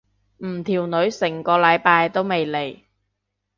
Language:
Cantonese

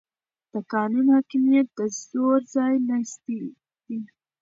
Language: Pashto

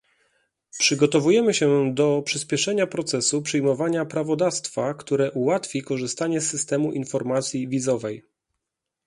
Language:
Polish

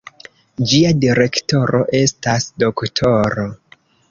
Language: Esperanto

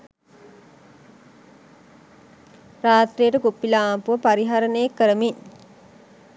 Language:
Sinhala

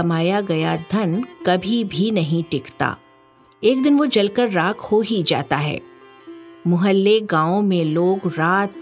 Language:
Hindi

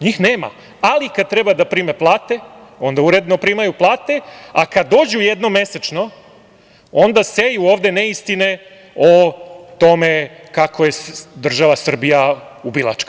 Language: Serbian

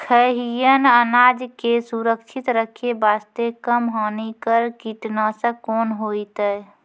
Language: Maithili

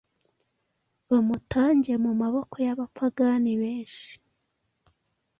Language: Kinyarwanda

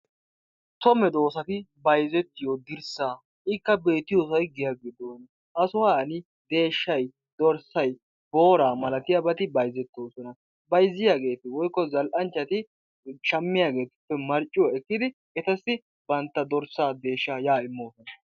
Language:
Wolaytta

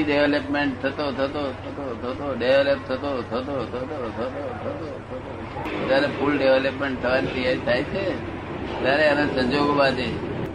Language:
Gujarati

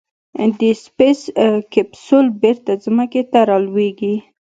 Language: Pashto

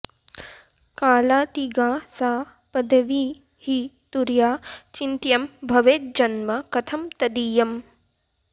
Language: Sanskrit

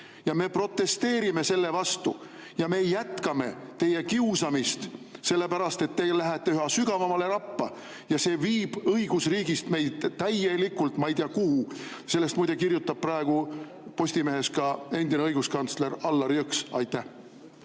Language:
Estonian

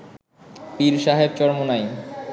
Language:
Bangla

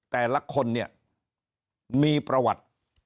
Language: Thai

